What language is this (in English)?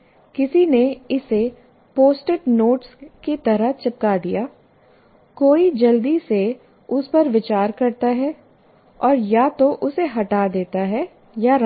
Hindi